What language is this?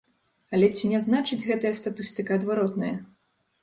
Belarusian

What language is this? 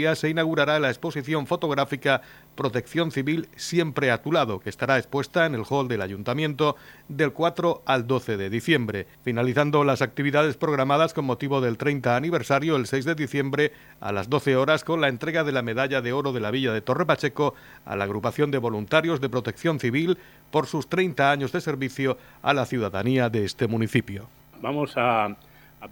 Spanish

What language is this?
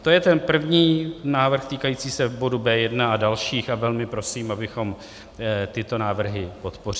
Czech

